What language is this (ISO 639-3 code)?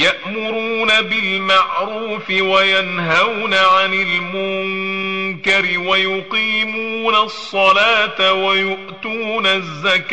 ara